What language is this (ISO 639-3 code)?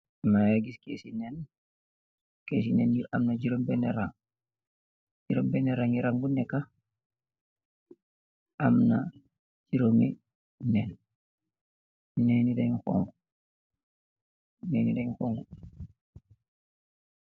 wol